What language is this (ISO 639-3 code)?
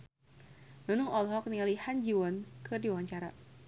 sun